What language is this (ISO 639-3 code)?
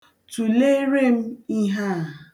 ibo